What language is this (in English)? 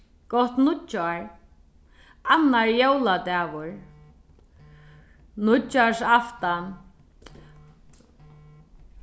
Faroese